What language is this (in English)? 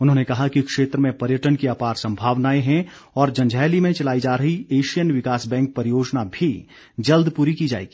Hindi